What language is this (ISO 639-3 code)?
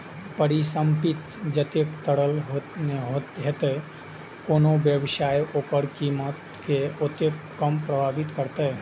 mai